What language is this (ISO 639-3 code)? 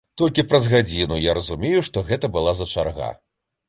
bel